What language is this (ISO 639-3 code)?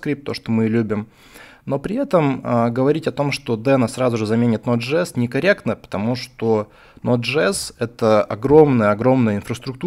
rus